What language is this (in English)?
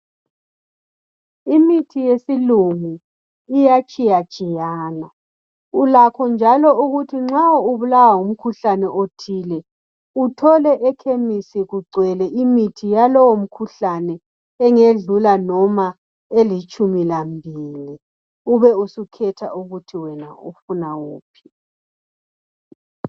North Ndebele